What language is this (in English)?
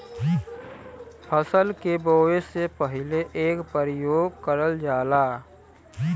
Bhojpuri